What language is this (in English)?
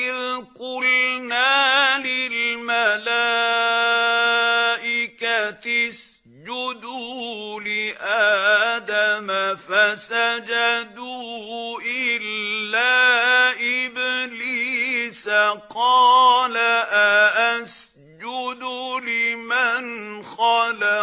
Arabic